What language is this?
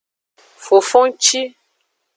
Aja (Benin)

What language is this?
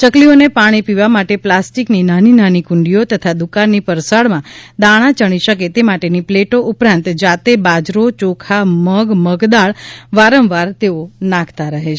Gujarati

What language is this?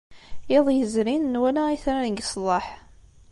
Kabyle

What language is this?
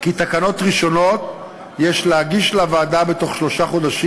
Hebrew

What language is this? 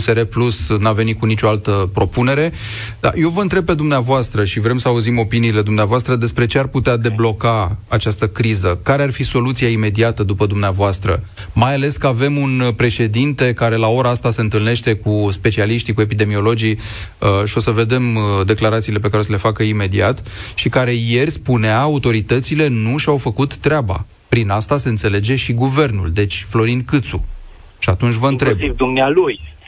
Romanian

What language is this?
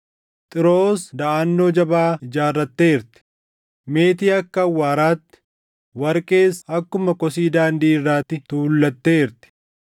Oromo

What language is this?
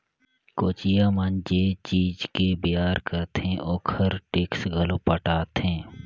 Chhattisgarhi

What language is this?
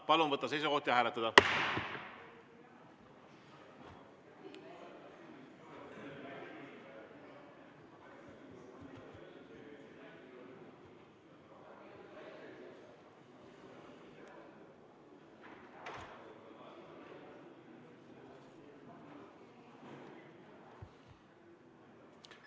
Estonian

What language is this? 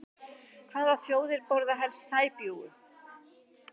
Icelandic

